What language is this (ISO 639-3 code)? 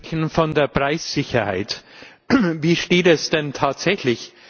deu